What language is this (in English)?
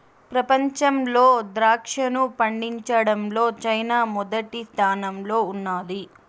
Telugu